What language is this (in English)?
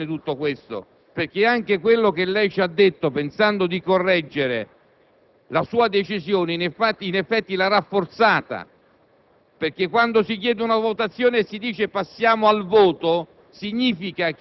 Italian